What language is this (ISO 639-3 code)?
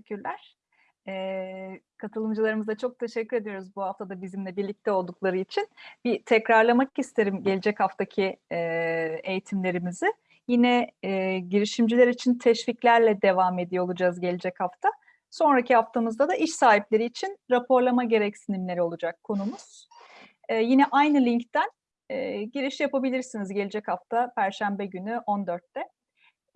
tur